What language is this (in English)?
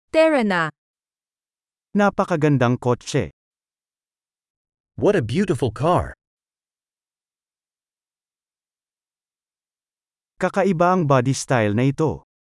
Filipino